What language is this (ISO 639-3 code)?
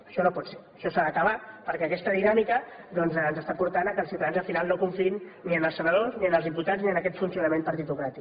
cat